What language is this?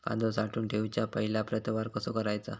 Marathi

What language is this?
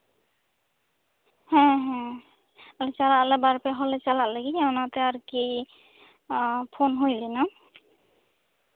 Santali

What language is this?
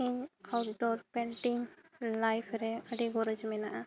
Santali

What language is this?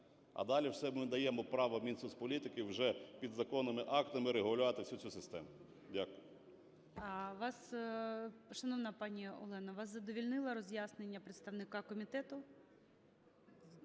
Ukrainian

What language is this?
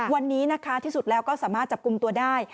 Thai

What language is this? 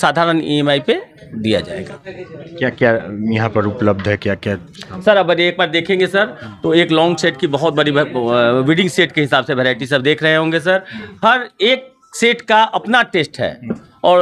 Hindi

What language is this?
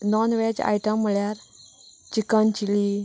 Konkani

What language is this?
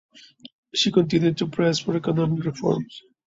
English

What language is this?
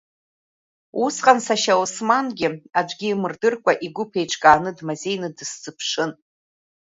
Abkhazian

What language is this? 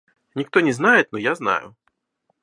Russian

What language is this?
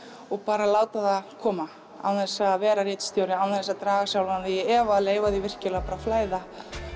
Icelandic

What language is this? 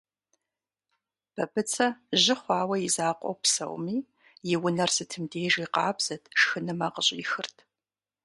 Kabardian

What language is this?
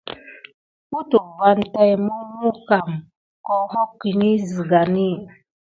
Gidar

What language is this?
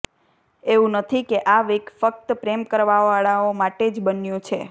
Gujarati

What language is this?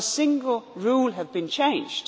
English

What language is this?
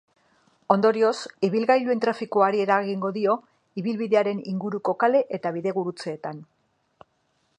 Basque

